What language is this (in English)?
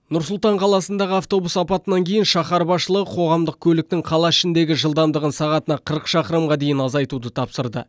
Kazakh